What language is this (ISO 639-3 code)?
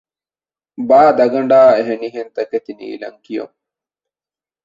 div